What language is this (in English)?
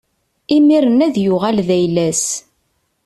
Kabyle